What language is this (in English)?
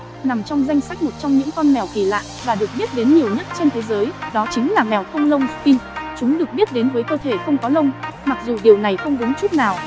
Vietnamese